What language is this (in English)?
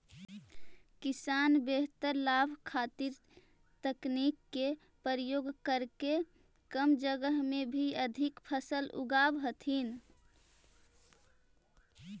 Magahi